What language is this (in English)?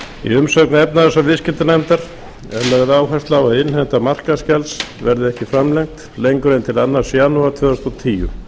Icelandic